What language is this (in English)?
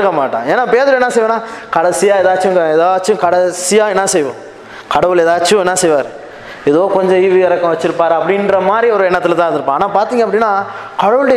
Tamil